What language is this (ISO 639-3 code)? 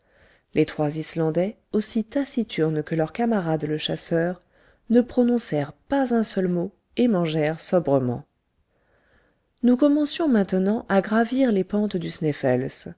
fra